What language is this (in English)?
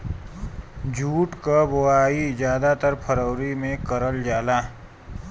Bhojpuri